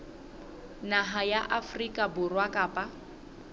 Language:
Southern Sotho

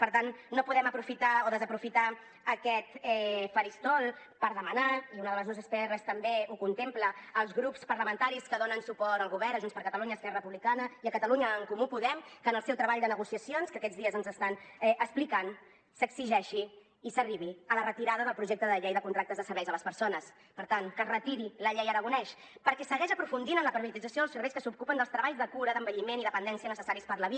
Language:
Catalan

